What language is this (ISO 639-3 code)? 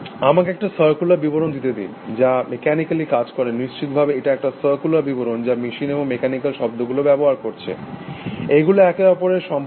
ben